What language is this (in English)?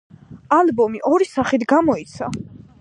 Georgian